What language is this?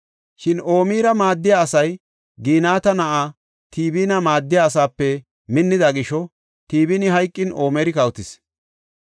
Gofa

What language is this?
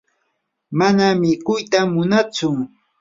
Yanahuanca Pasco Quechua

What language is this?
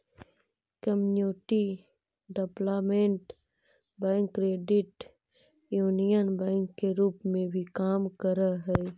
Magahi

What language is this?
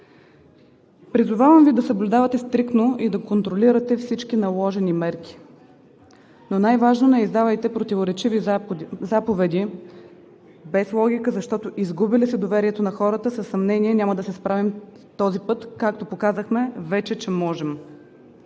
Bulgarian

